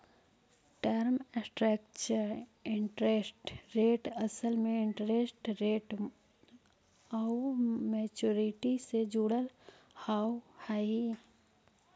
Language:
Magahi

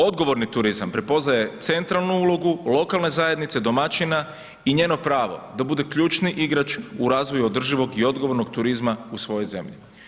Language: Croatian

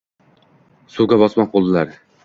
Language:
Uzbek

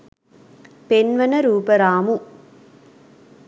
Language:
Sinhala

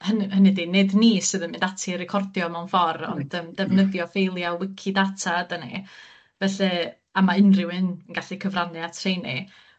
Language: Welsh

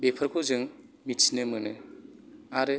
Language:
Bodo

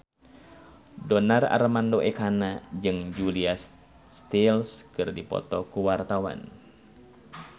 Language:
Sundanese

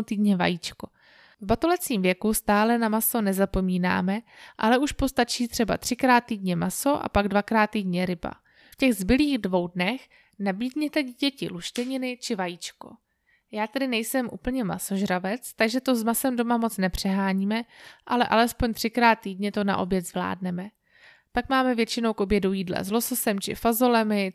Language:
Czech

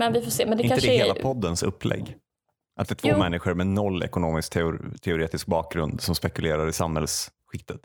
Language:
Swedish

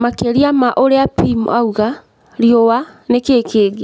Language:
Kikuyu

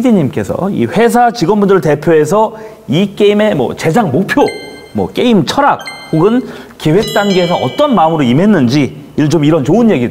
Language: Korean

